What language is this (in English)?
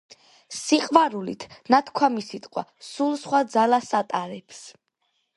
Georgian